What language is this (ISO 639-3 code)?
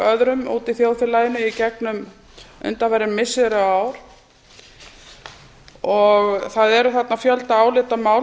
isl